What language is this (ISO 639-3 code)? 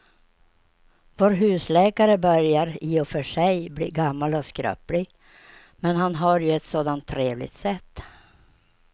swe